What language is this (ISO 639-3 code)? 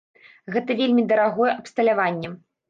bel